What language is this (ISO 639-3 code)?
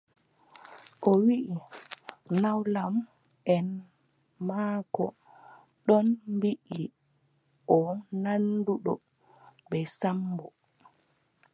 fub